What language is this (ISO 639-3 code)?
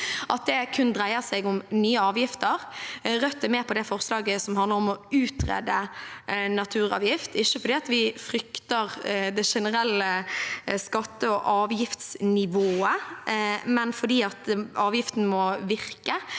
nor